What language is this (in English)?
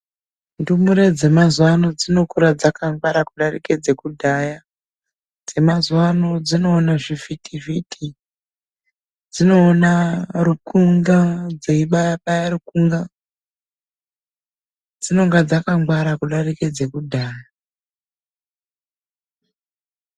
Ndau